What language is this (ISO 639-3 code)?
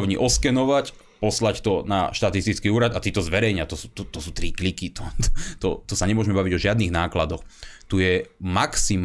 slk